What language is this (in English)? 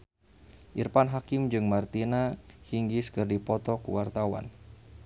Sundanese